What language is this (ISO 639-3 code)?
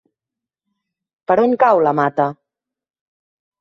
cat